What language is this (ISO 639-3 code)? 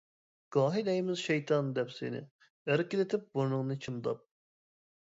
uig